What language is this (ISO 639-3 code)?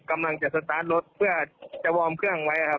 tha